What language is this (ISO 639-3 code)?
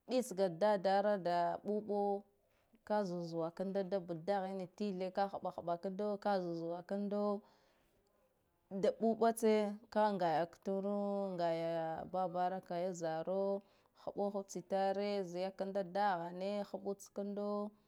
gdf